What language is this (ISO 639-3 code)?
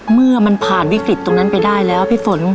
tha